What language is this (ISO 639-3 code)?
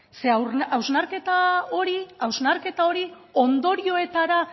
eus